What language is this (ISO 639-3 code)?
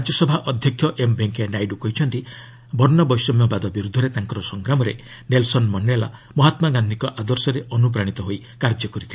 ori